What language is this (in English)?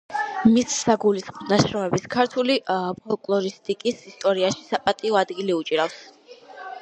Georgian